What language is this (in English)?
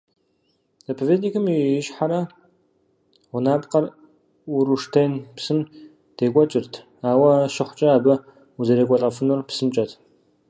Kabardian